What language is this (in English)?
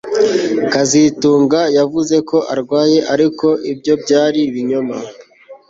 Kinyarwanda